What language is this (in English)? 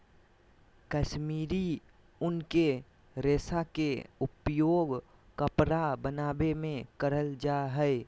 Magahi